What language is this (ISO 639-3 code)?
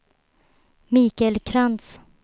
swe